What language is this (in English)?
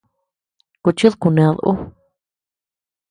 Tepeuxila Cuicatec